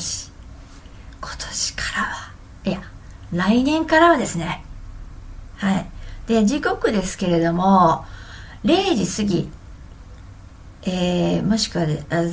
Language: Japanese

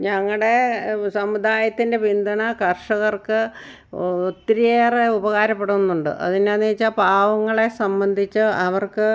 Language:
Malayalam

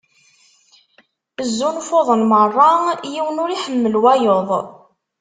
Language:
Kabyle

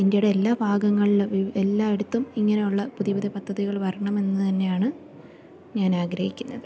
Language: Malayalam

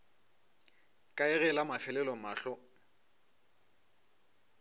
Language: Northern Sotho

